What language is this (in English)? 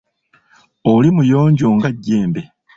Ganda